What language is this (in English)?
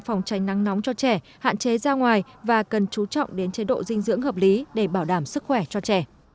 Vietnamese